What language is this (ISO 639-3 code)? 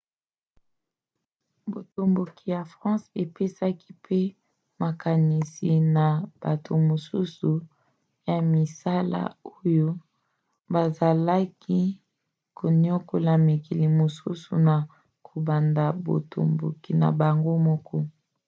lin